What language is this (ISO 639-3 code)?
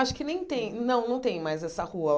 por